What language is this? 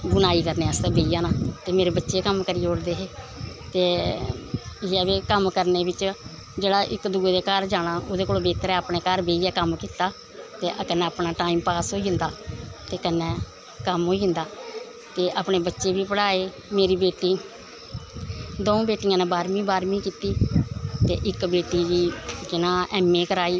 Dogri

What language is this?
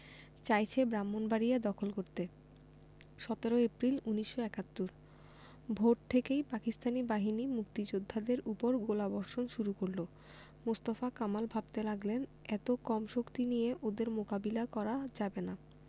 Bangla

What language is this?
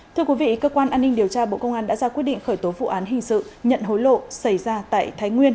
Vietnamese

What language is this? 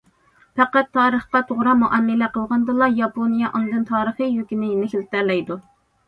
Uyghur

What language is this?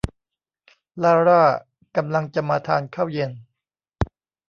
Thai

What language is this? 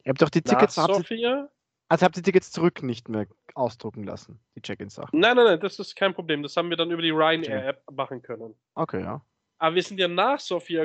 German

